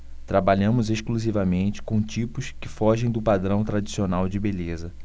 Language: Portuguese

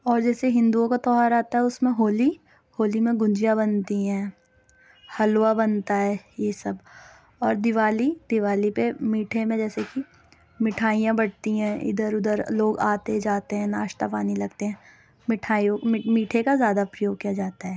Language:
Urdu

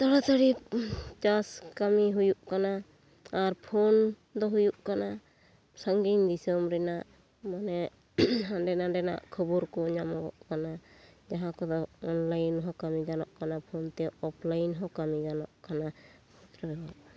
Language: Santali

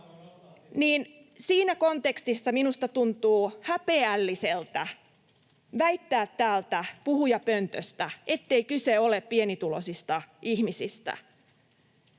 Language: Finnish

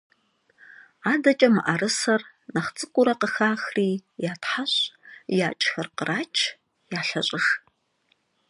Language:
Kabardian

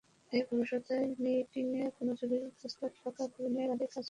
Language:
Bangla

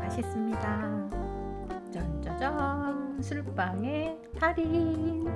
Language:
Korean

